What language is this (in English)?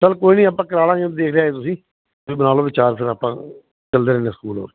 Punjabi